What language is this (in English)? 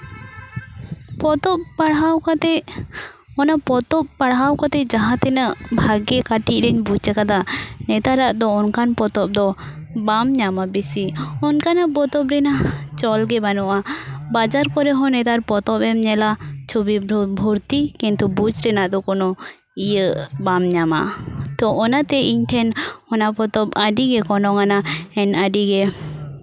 Santali